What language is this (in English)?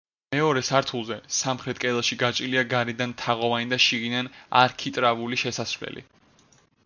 Georgian